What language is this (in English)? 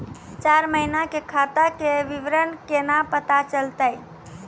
Maithili